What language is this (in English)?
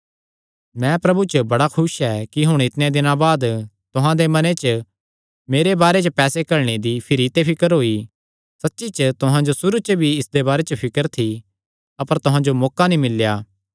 Kangri